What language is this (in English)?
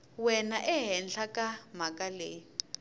Tsonga